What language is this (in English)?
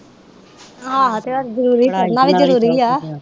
Punjabi